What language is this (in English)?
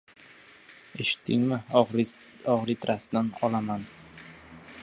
Uzbek